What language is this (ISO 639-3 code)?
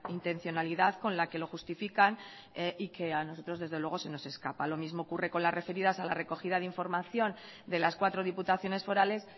spa